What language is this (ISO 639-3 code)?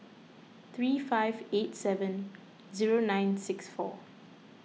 eng